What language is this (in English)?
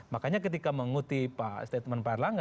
Indonesian